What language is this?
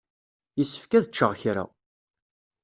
Kabyle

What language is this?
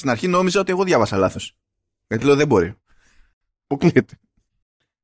Greek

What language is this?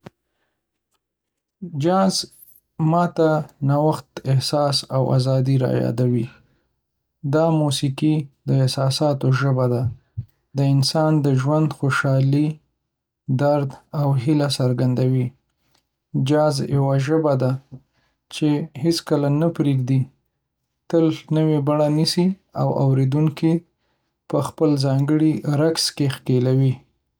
Pashto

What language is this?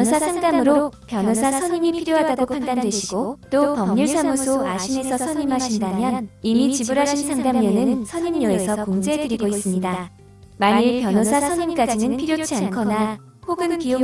Korean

